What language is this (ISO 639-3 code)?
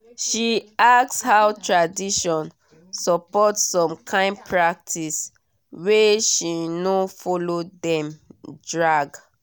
pcm